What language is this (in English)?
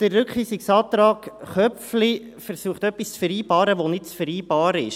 Swiss German